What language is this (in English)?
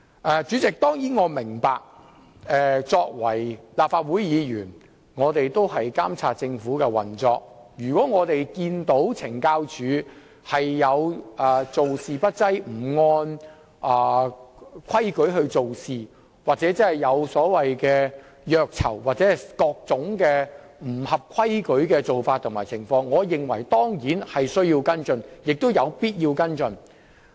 Cantonese